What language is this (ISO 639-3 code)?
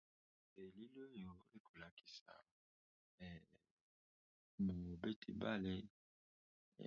lin